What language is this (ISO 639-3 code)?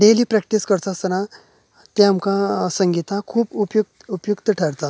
kok